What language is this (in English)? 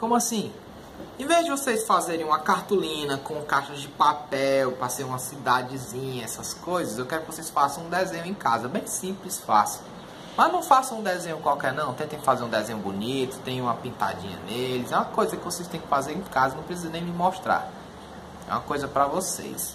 Portuguese